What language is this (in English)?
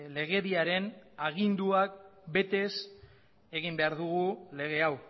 Basque